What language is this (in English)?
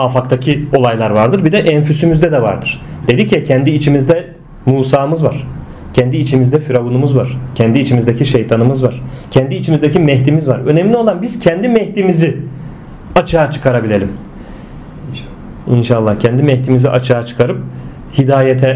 Turkish